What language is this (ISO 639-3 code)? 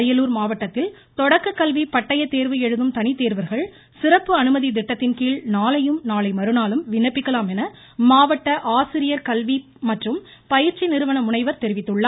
tam